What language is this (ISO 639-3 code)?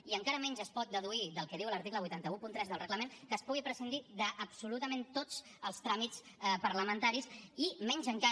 cat